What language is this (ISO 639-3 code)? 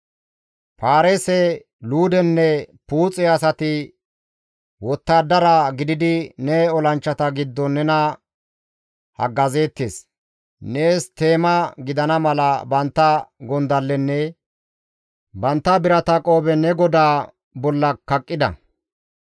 gmv